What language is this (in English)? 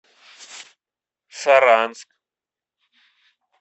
Russian